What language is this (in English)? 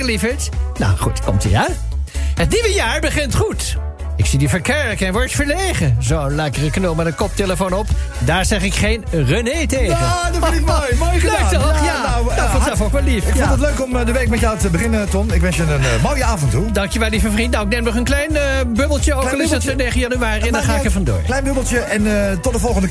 Dutch